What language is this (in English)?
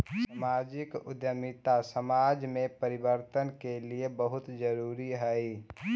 Magahi